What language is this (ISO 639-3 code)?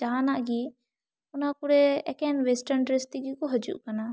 sat